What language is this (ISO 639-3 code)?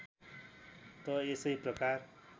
nep